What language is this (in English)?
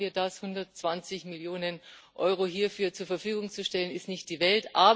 German